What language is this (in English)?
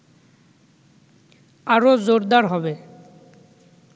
Bangla